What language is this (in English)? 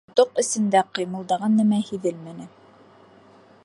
Bashkir